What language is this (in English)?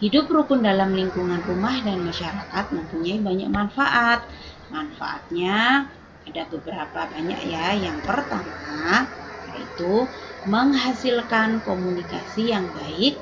Indonesian